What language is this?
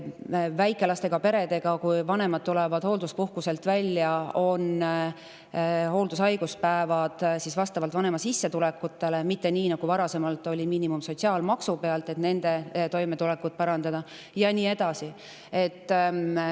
Estonian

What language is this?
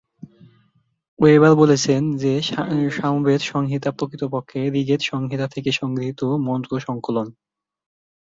Bangla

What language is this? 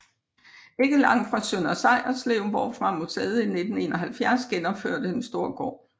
Danish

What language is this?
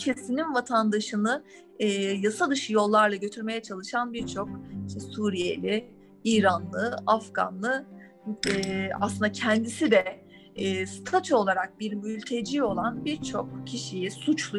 Turkish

